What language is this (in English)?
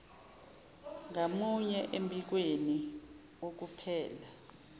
Zulu